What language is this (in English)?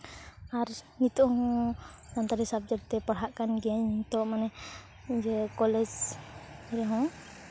Santali